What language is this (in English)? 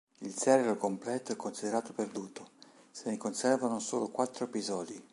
Italian